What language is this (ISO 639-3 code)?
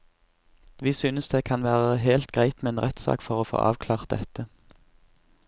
nor